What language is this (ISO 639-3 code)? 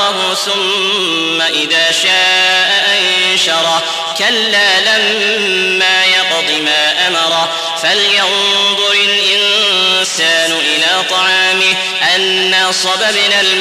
ara